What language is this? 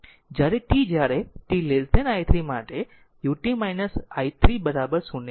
Gujarati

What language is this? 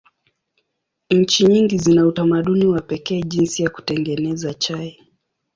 Swahili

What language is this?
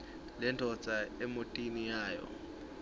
Swati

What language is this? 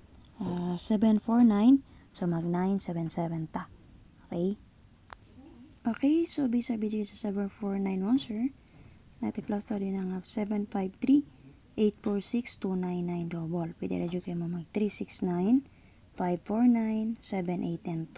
Filipino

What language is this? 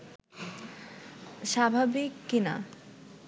Bangla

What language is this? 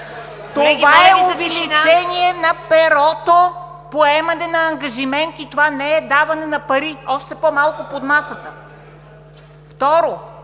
Bulgarian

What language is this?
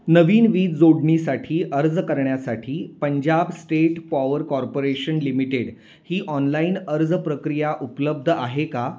Marathi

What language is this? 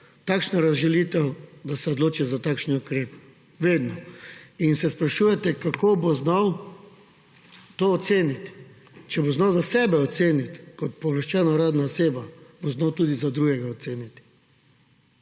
Slovenian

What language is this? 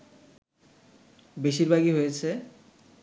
Bangla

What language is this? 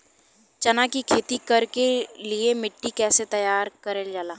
Bhojpuri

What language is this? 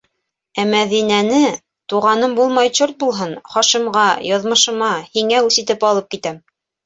Bashkir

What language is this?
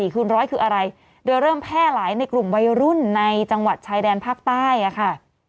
Thai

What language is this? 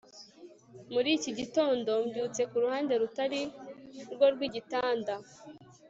Kinyarwanda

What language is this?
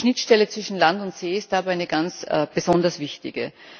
German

